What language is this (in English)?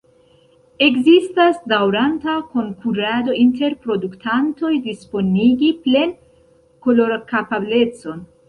Esperanto